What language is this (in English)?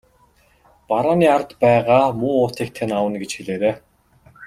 Mongolian